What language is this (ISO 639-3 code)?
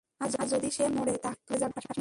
ben